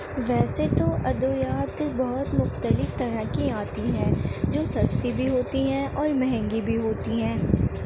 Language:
Urdu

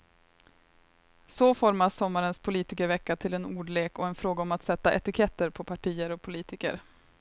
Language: Swedish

